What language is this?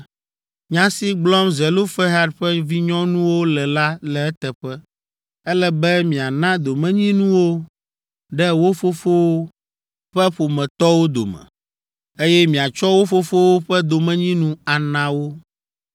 Ewe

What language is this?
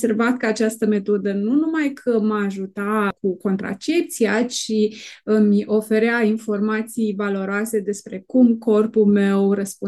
Romanian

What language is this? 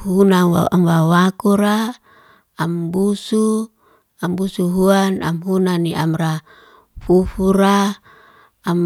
Liana-Seti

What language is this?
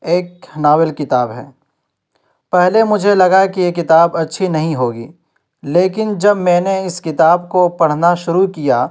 Urdu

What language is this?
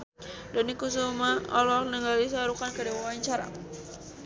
Sundanese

